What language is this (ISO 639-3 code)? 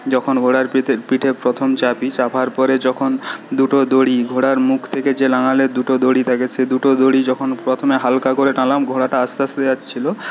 ben